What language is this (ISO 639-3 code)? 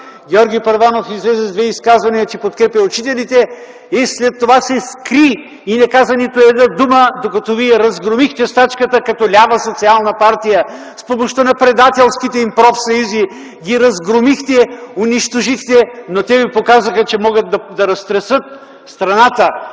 bul